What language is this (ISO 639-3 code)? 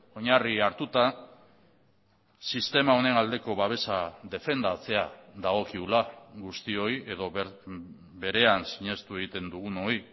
eus